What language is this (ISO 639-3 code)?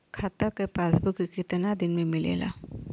bho